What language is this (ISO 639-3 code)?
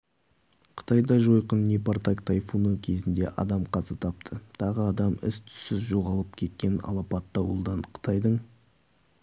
kaz